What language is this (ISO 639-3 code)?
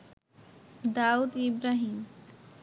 ben